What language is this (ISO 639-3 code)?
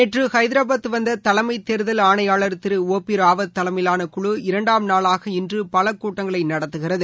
tam